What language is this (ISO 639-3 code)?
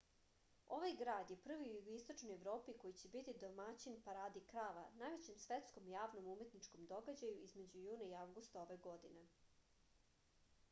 srp